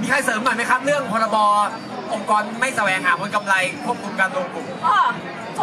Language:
Thai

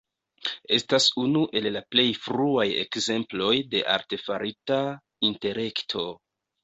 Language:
Esperanto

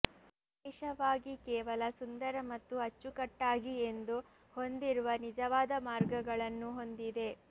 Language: Kannada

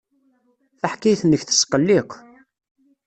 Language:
Kabyle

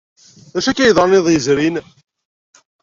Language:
Kabyle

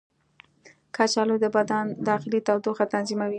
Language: Pashto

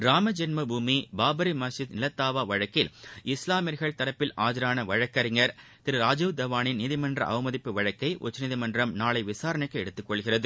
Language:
Tamil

